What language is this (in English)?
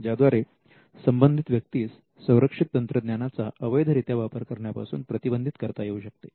Marathi